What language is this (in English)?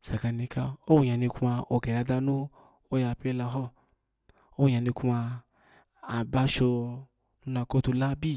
Alago